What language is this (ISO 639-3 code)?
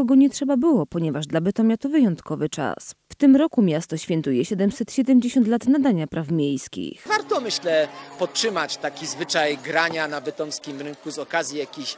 pol